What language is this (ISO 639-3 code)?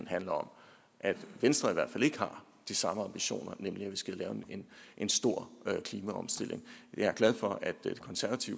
dan